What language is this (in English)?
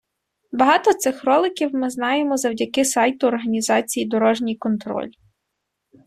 Ukrainian